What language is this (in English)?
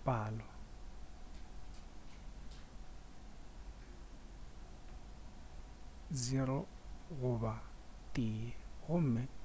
Northern Sotho